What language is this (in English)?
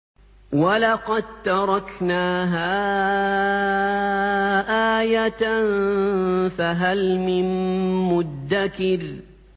Arabic